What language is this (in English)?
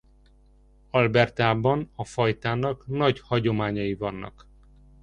Hungarian